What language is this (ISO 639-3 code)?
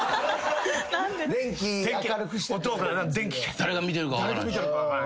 jpn